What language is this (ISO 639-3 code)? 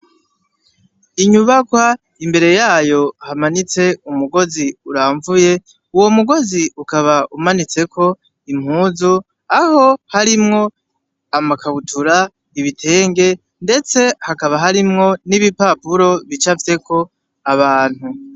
run